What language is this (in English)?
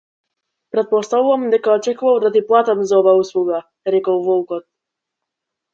Macedonian